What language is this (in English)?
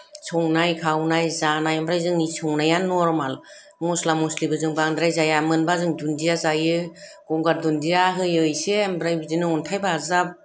Bodo